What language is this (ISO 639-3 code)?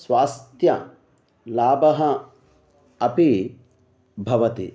san